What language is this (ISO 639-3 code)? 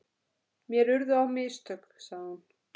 isl